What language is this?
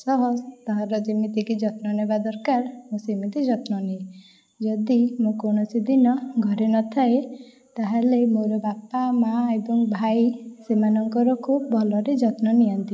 Odia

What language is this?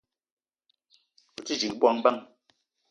Eton (Cameroon)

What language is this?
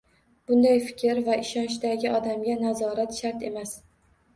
Uzbek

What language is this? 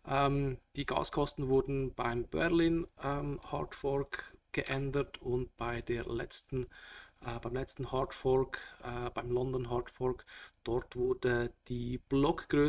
German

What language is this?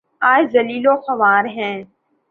Urdu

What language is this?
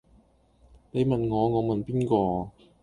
Cantonese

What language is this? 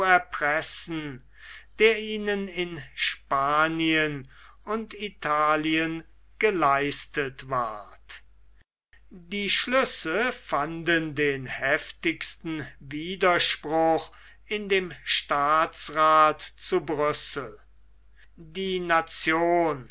German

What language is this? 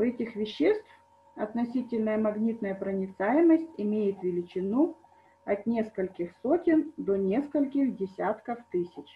Russian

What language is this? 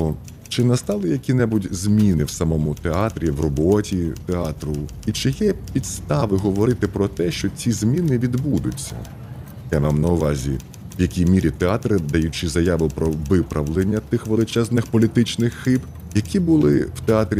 Ukrainian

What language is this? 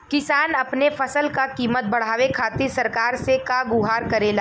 Bhojpuri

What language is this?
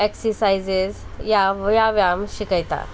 Konkani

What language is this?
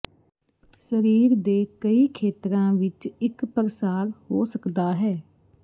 Punjabi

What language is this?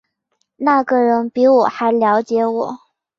Chinese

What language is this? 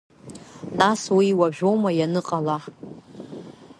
Abkhazian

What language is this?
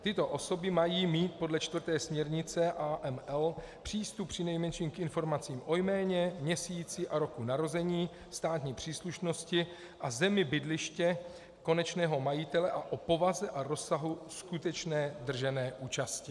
Czech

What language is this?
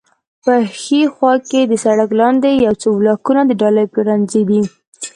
Pashto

